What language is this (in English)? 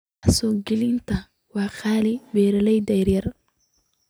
Somali